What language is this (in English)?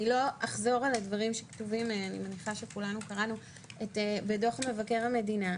Hebrew